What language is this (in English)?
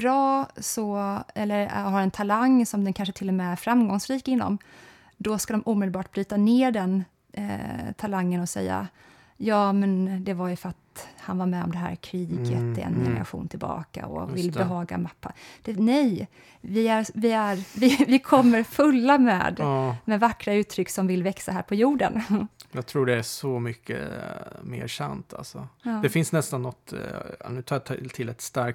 Swedish